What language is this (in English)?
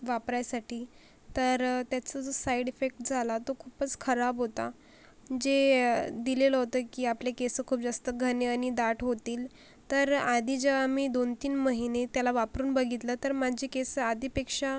Marathi